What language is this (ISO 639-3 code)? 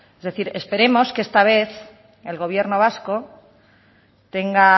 spa